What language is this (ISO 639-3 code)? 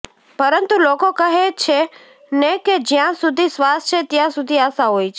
guj